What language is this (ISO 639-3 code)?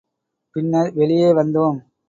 tam